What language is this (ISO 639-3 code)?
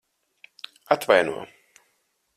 lav